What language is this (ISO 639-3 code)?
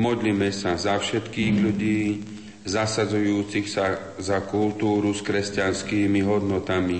slk